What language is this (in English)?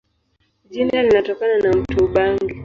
Swahili